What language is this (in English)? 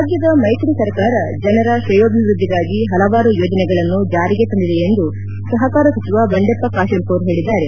Kannada